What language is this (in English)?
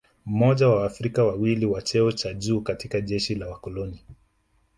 Swahili